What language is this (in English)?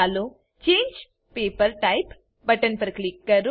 Gujarati